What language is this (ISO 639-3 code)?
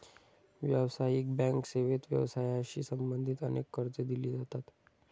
mar